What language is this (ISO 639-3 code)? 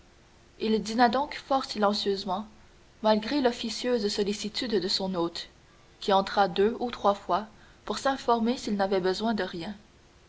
fra